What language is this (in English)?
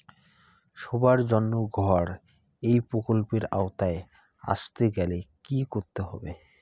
Bangla